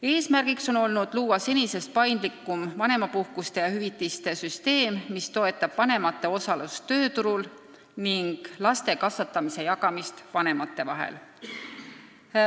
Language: Estonian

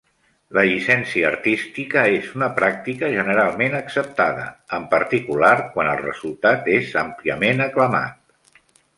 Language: Catalan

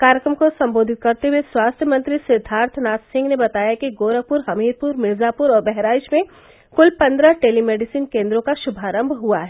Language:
Hindi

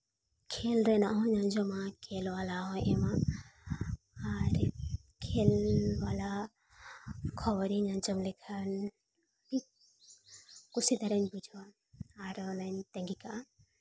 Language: Santali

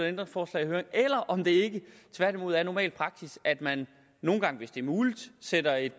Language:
Danish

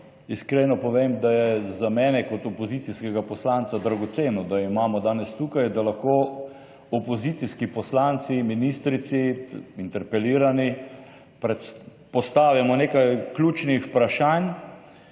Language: Slovenian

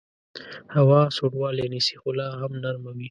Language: Pashto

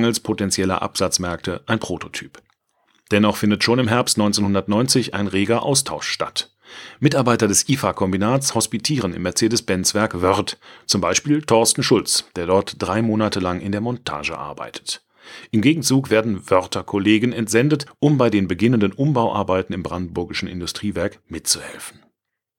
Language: German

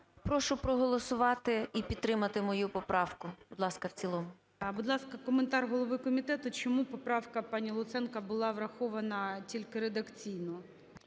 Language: Ukrainian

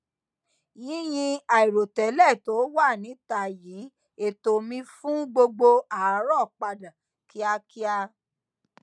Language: Yoruba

